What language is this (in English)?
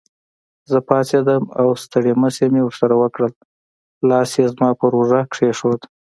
Pashto